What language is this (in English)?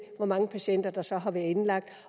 Danish